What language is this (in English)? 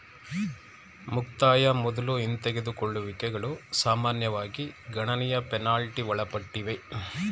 Kannada